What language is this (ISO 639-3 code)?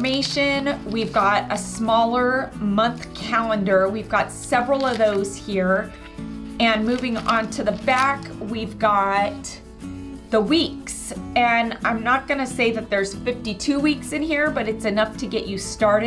eng